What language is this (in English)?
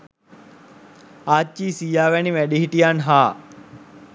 Sinhala